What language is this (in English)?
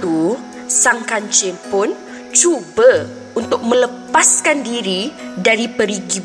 Malay